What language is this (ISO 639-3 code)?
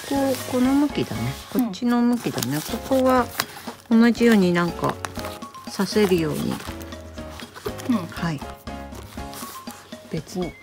jpn